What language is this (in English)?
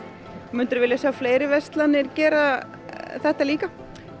Icelandic